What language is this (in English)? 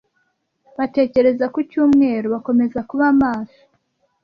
Kinyarwanda